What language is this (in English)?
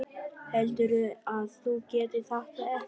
Icelandic